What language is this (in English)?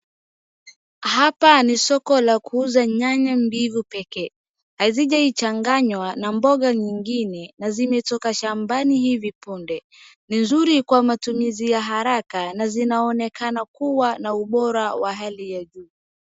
Swahili